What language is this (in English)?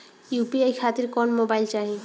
Bhojpuri